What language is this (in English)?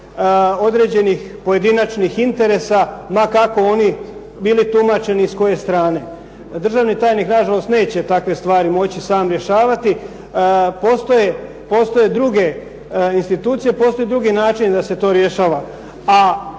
Croatian